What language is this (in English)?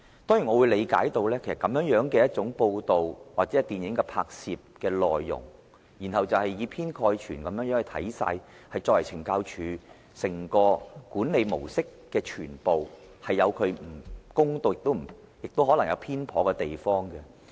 Cantonese